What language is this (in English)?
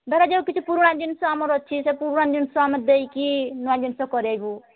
Odia